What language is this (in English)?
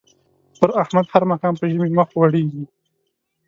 Pashto